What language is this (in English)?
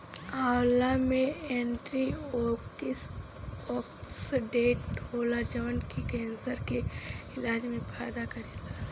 Bhojpuri